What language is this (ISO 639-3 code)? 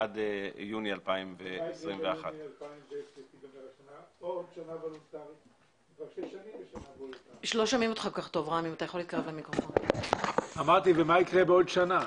heb